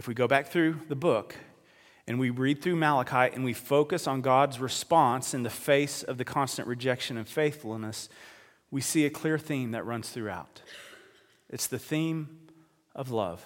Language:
English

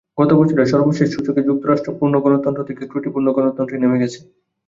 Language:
Bangla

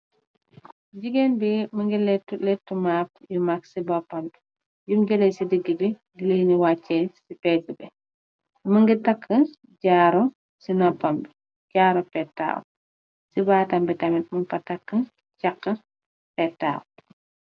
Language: Wolof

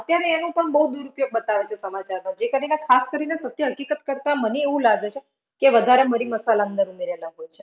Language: Gujarati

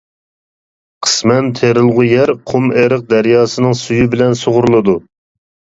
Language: Uyghur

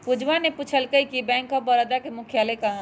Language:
Magahi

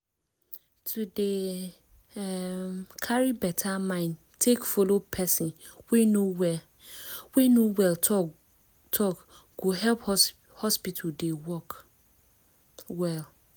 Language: Nigerian Pidgin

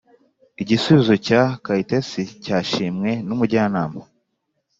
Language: Kinyarwanda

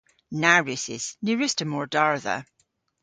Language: Cornish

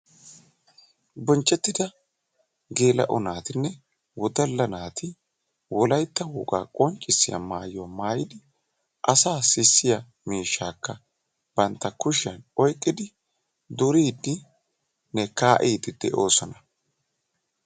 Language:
Wolaytta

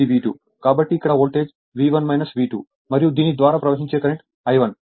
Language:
Telugu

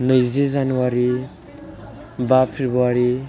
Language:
Bodo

